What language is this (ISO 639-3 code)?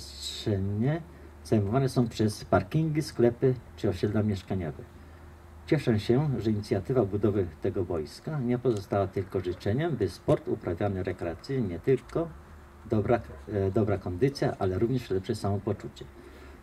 pol